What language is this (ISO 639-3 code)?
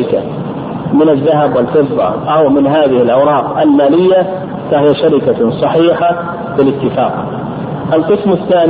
ara